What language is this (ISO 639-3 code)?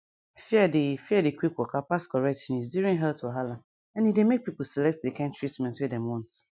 pcm